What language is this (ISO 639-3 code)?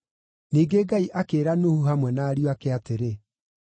kik